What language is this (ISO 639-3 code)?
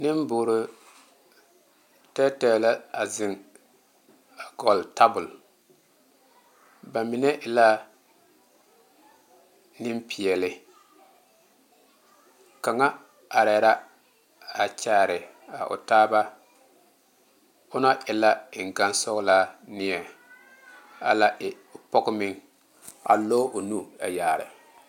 dga